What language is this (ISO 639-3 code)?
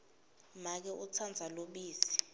ssw